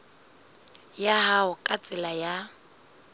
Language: Southern Sotho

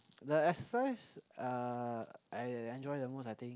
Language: English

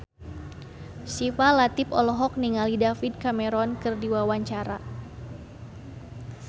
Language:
Sundanese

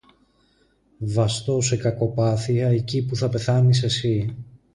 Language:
Greek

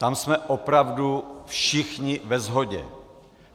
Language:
Czech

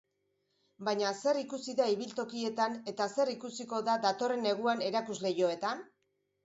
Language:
Basque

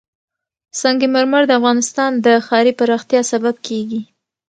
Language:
Pashto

